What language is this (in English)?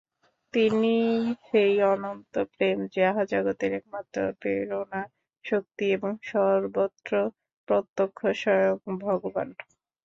Bangla